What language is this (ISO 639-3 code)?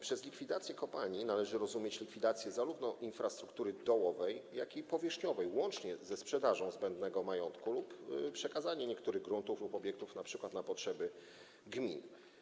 pol